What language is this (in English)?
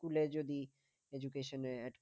Bangla